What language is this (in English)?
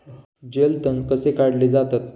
Marathi